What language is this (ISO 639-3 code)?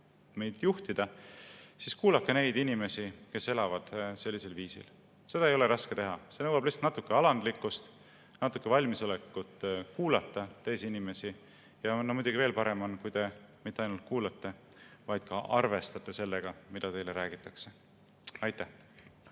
est